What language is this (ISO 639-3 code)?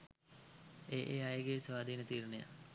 sin